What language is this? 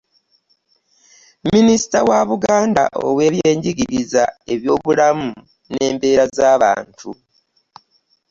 Ganda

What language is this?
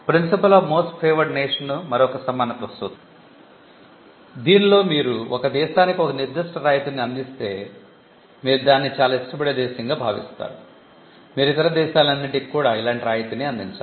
Telugu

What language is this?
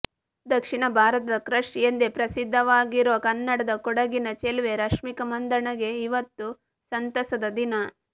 Kannada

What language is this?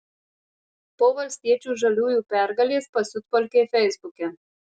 Lithuanian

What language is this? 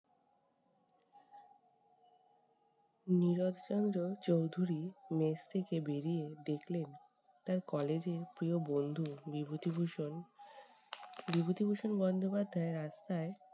Bangla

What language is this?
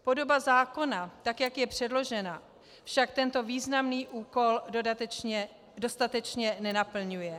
Czech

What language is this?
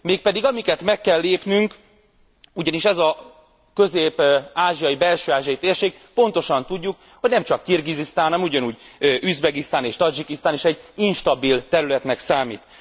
Hungarian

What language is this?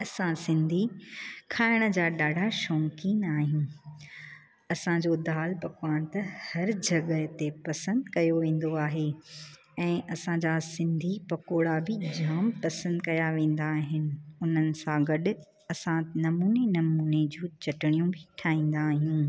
Sindhi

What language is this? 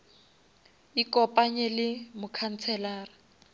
Northern Sotho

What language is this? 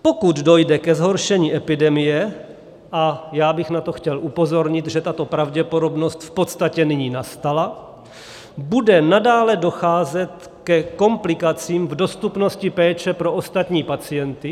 Czech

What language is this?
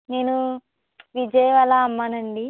Telugu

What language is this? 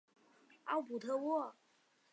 Chinese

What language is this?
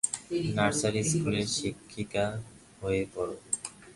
Bangla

